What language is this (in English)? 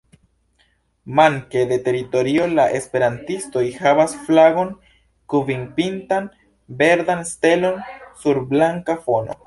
Esperanto